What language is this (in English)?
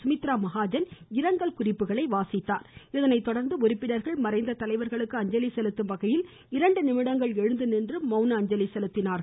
Tamil